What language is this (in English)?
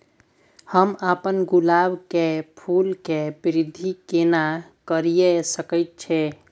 Maithili